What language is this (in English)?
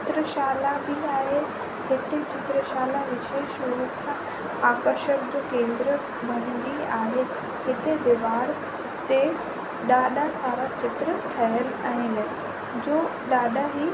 Sindhi